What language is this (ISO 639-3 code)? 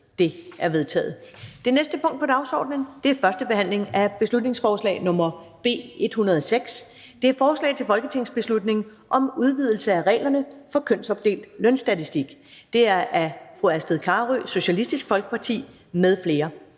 dan